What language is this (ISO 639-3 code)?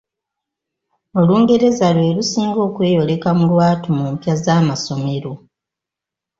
lug